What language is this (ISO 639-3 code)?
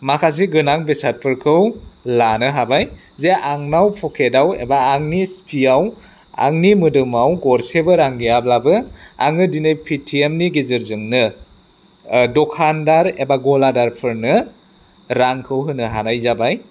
brx